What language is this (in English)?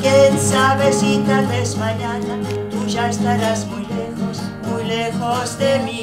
Romanian